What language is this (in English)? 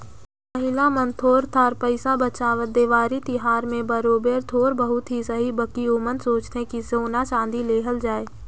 Chhattisgarhi